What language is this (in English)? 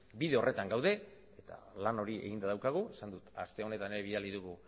Basque